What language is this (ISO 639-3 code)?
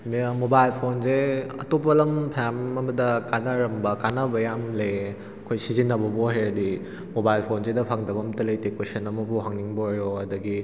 mni